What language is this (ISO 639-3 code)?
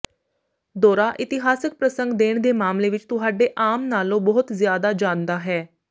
pan